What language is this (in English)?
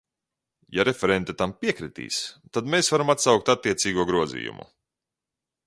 Latvian